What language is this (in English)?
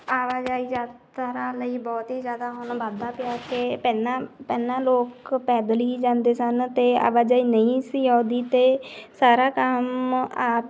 Punjabi